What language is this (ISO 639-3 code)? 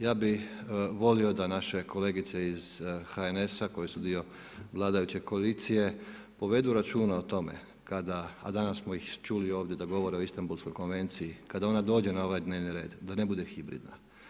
hrv